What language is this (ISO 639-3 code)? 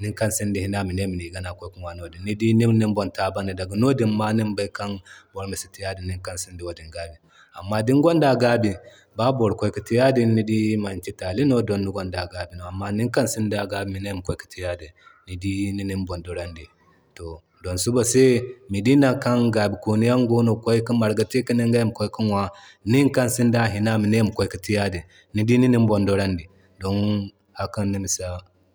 dje